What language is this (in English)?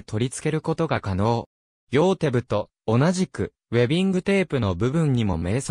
Japanese